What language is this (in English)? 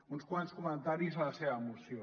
Catalan